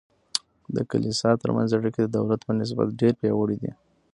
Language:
Pashto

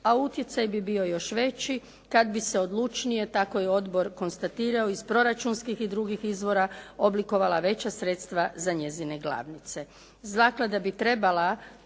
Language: Croatian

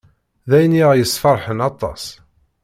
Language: Kabyle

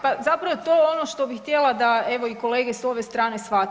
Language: Croatian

